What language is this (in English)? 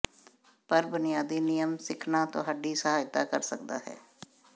Punjabi